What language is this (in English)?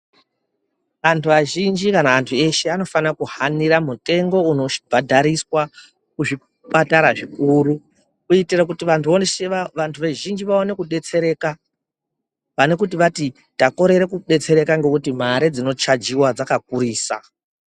Ndau